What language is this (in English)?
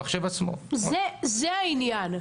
Hebrew